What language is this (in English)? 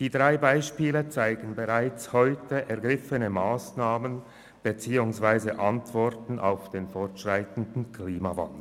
Swiss German